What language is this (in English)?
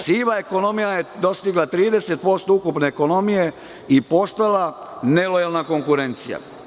Serbian